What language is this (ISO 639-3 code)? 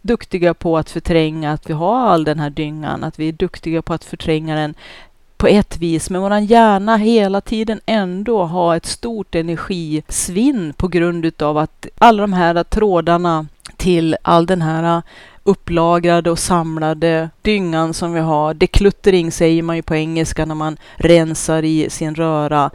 swe